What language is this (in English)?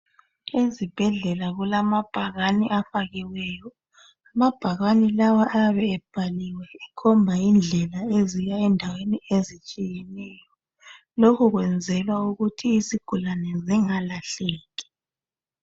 North Ndebele